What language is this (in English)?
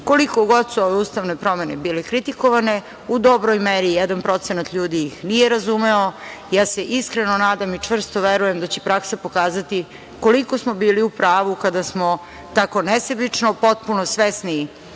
Serbian